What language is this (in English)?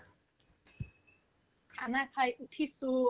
Assamese